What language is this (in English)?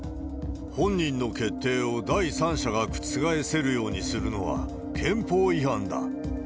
Japanese